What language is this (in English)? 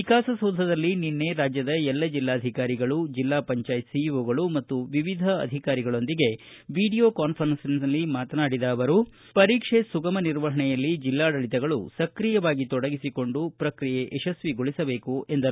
Kannada